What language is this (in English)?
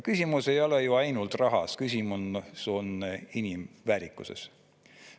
Estonian